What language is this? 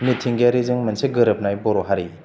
Bodo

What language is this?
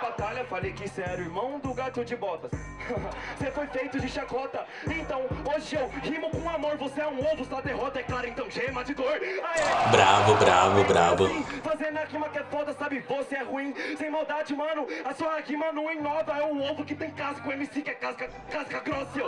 Portuguese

